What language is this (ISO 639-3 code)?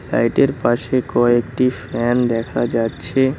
ben